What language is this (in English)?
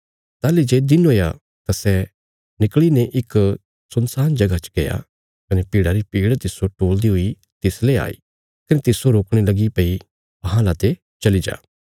Bilaspuri